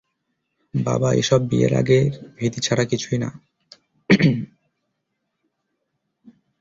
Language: Bangla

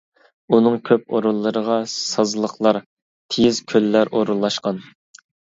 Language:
Uyghur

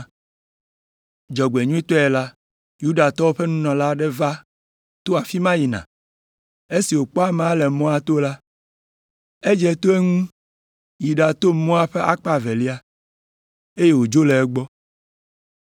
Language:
Ewe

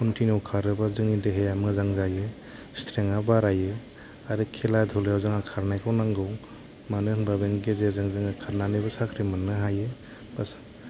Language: Bodo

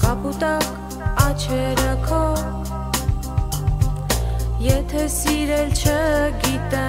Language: Romanian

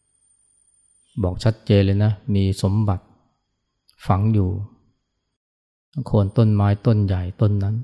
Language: Thai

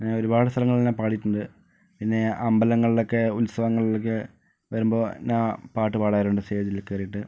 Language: Malayalam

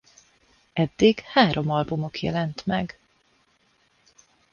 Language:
Hungarian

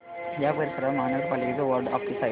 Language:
Marathi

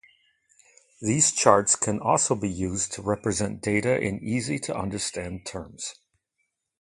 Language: English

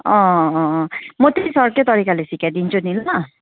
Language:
Nepali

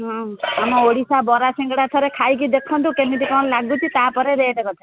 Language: Odia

